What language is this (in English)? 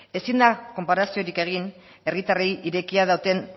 Basque